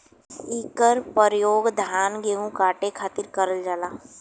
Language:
Bhojpuri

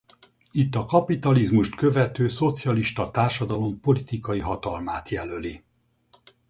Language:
Hungarian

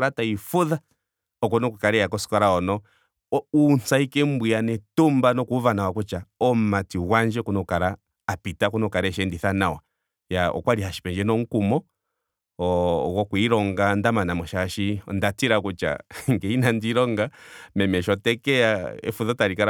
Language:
Ndonga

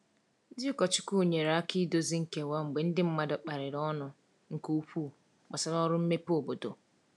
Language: Igbo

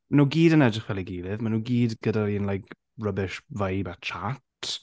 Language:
Welsh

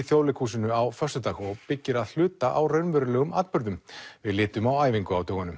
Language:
Icelandic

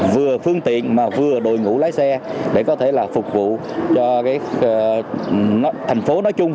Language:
Vietnamese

